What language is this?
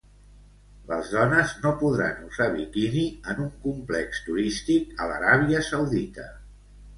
Catalan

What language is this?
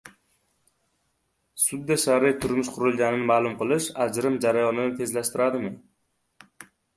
Uzbek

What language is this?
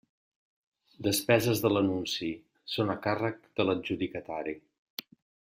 Catalan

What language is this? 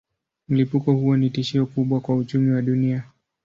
Swahili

